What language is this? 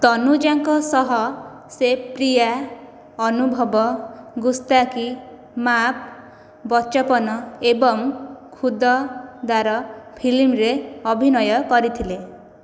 Odia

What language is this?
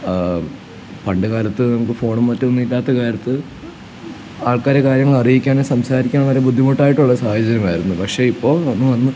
Malayalam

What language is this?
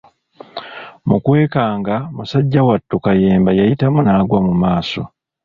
Ganda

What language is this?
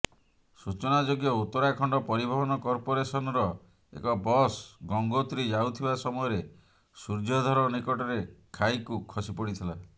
Odia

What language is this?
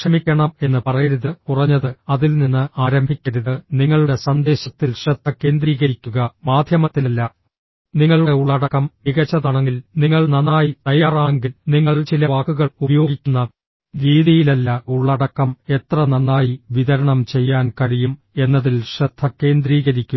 Malayalam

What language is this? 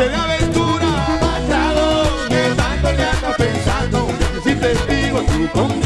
Romanian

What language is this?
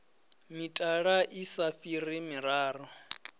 Venda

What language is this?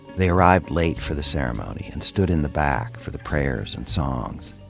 English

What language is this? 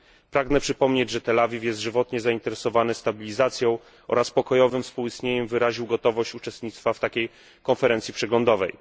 Polish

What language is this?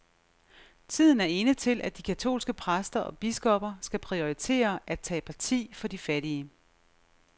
Danish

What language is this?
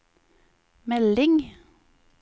Norwegian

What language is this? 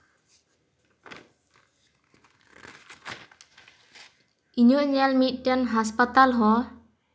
Santali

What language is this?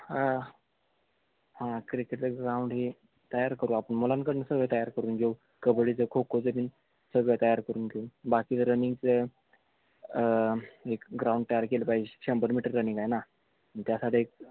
Marathi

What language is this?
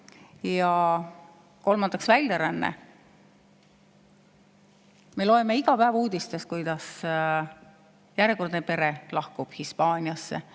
Estonian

